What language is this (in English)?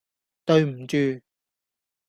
Cantonese